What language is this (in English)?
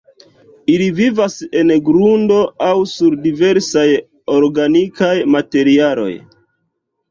Esperanto